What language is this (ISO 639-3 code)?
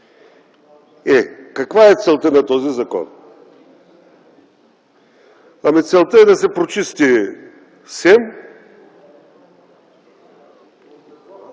bul